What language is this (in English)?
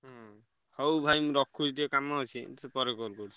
Odia